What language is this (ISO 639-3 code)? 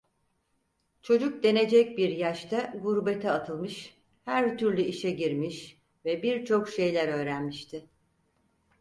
tur